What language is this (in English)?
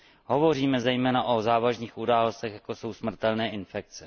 Czech